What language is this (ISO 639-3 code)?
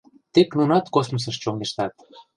chm